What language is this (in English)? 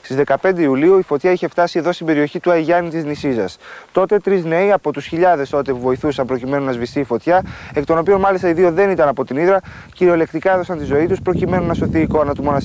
Greek